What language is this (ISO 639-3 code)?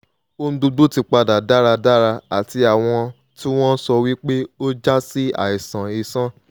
yor